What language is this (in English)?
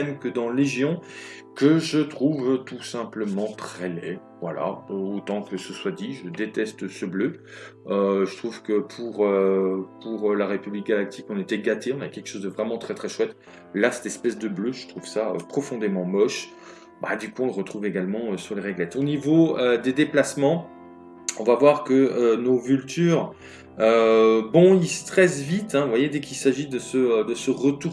French